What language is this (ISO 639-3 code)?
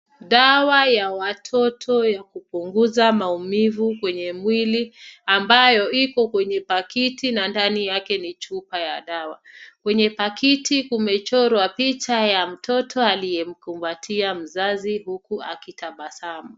swa